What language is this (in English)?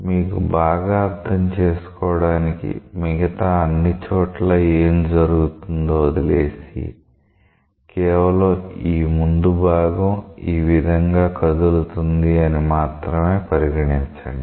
Telugu